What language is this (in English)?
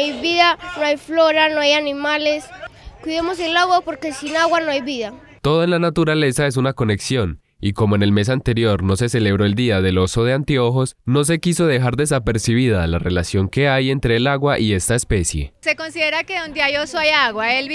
Spanish